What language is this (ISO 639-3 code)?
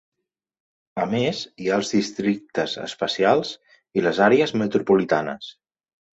cat